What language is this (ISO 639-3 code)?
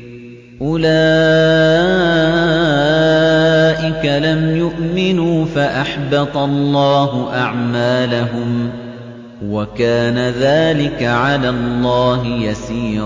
ara